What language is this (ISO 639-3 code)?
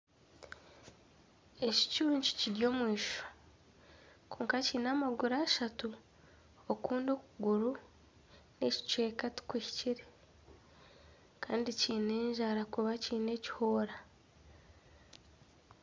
nyn